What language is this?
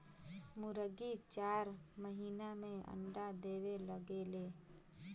Bhojpuri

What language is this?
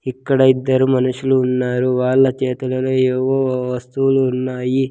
Telugu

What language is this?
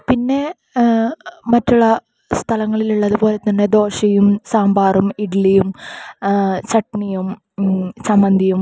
Malayalam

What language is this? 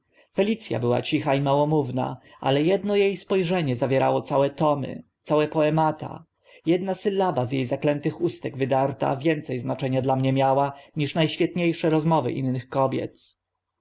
Polish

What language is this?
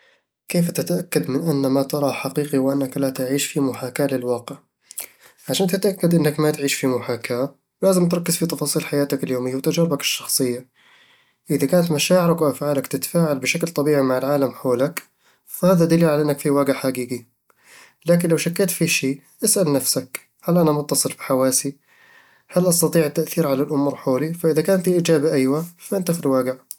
Eastern Egyptian Bedawi Arabic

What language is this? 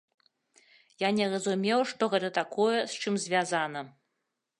Belarusian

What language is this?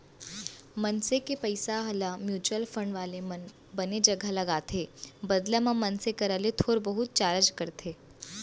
Chhattisgarhi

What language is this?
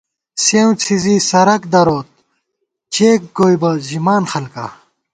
Gawar-Bati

